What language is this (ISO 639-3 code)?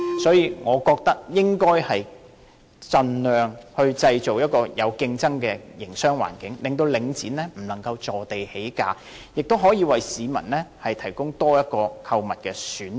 yue